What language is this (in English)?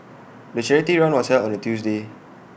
English